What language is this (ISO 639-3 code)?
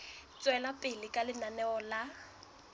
sot